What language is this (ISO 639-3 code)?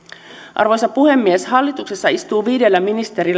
fin